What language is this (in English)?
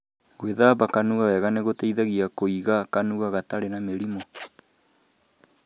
Kikuyu